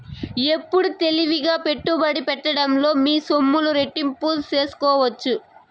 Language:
Telugu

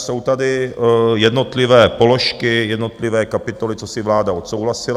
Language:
Czech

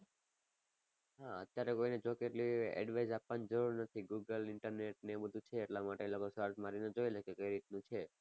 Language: Gujarati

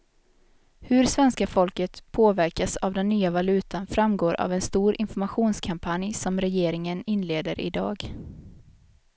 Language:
Swedish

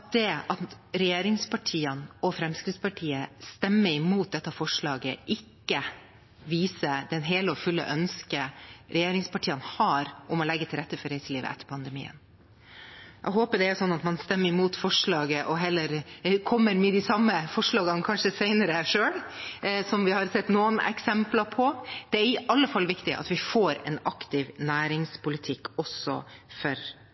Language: Norwegian Bokmål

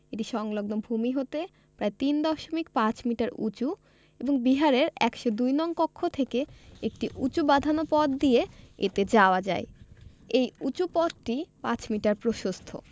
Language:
Bangla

